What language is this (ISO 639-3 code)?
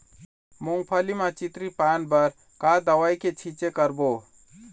hne